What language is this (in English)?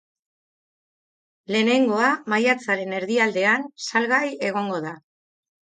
Basque